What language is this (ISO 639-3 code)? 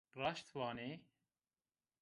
zza